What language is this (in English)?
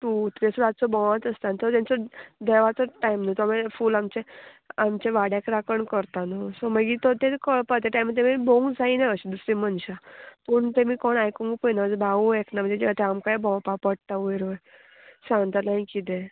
Konkani